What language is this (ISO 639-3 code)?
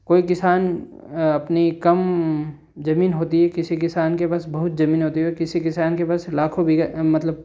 hin